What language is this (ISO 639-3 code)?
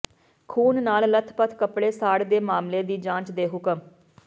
pan